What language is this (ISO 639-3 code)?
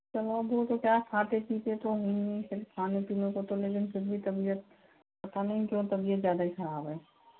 hin